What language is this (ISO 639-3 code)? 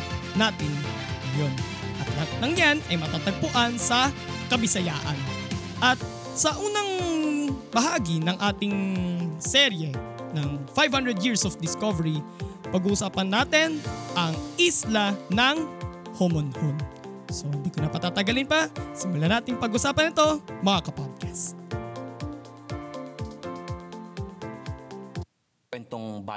fil